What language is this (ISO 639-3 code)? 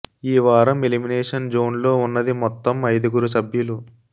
tel